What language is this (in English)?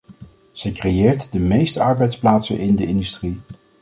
Dutch